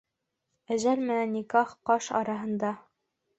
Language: Bashkir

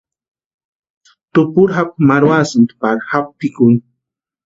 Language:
Western Highland Purepecha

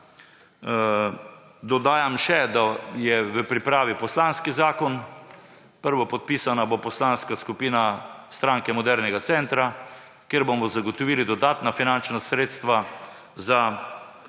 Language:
Slovenian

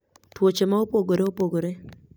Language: Luo (Kenya and Tanzania)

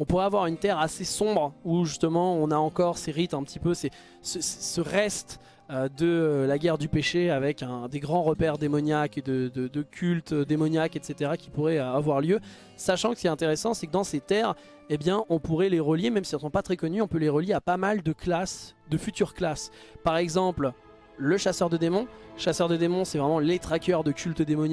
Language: French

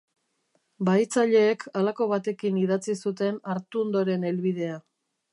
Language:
Basque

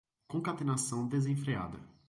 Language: Portuguese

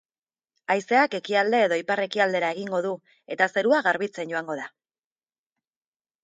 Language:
Basque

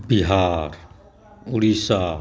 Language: Maithili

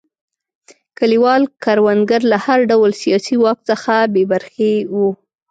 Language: Pashto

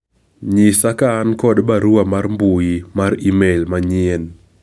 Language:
Luo (Kenya and Tanzania)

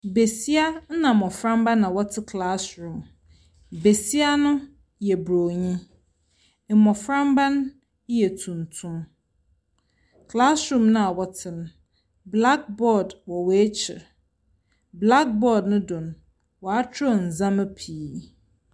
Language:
Akan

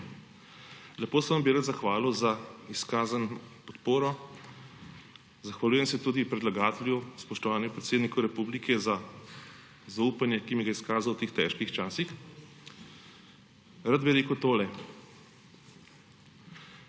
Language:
Slovenian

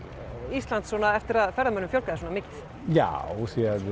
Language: Icelandic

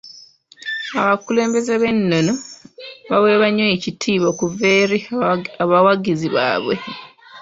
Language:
Ganda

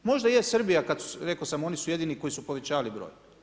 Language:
Croatian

